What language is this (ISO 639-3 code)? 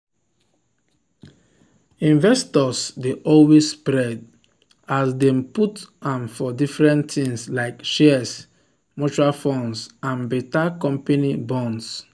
pcm